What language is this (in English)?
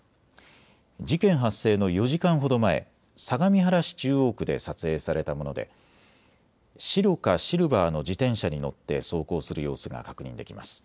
Japanese